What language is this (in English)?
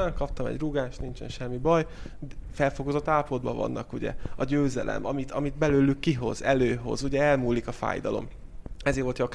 Hungarian